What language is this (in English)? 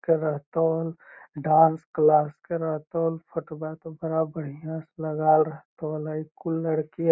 Magahi